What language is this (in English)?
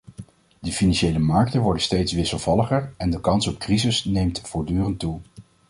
Dutch